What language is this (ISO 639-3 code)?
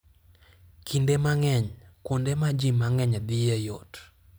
luo